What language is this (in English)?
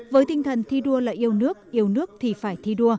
Vietnamese